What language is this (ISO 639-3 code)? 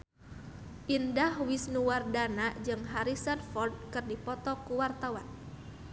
sun